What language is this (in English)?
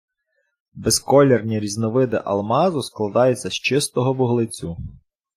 Ukrainian